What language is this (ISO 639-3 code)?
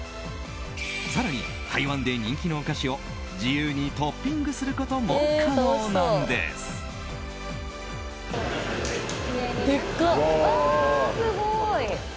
jpn